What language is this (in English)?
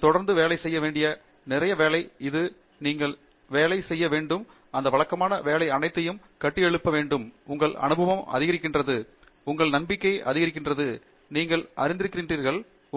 Tamil